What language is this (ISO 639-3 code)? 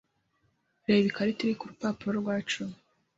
kin